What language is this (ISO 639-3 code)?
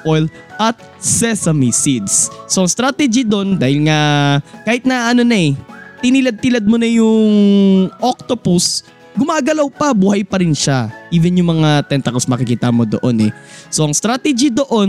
fil